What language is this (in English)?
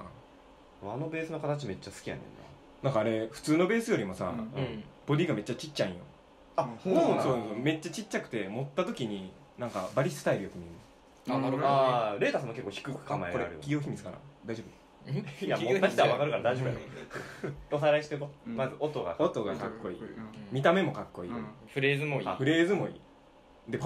Japanese